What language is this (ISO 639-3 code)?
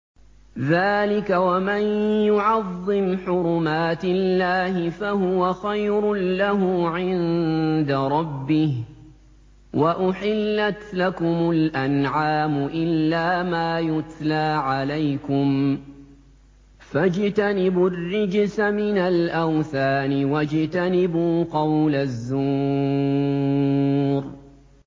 ara